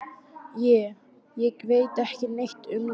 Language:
Icelandic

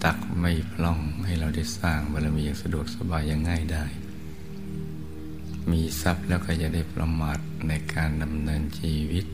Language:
Thai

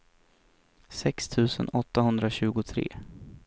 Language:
Swedish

